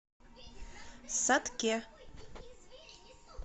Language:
Russian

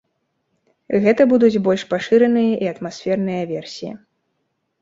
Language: Belarusian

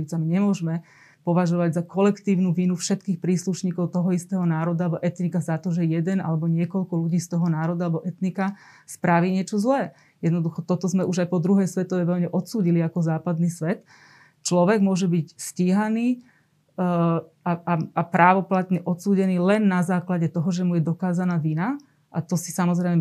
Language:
Slovak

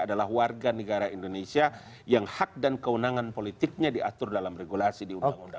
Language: Indonesian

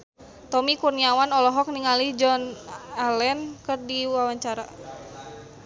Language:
Sundanese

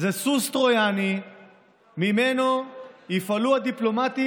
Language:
Hebrew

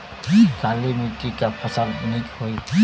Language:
Bhojpuri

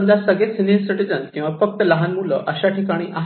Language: Marathi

